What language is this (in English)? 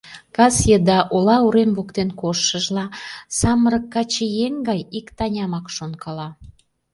Mari